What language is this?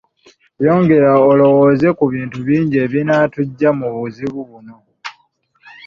Ganda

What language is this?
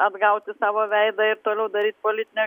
Lithuanian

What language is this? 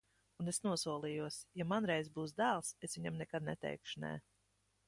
Latvian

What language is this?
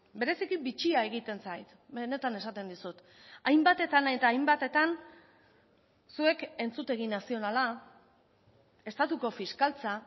Basque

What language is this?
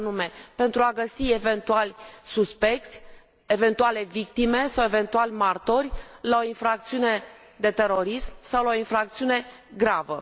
Romanian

